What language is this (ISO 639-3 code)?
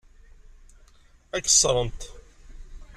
kab